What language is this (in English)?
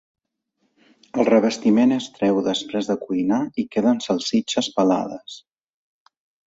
Catalan